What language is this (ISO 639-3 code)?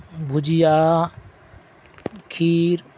urd